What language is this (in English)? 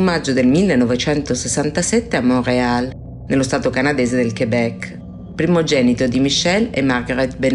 Italian